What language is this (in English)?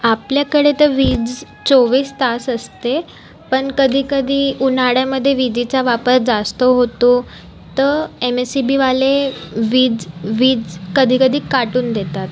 Marathi